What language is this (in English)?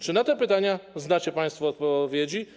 Polish